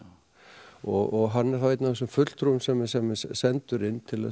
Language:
Icelandic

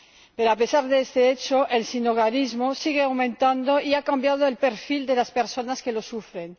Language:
Spanish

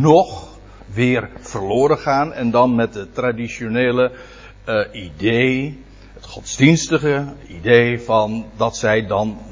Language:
Dutch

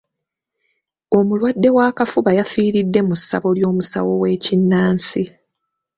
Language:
Ganda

